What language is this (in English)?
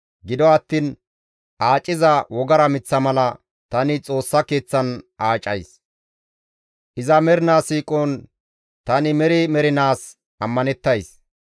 Gamo